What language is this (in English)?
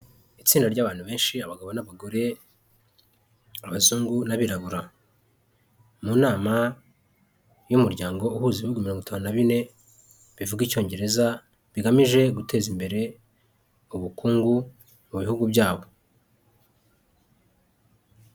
Kinyarwanda